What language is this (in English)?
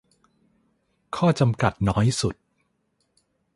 Thai